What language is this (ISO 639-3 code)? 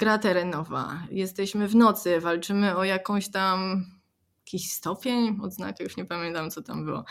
pol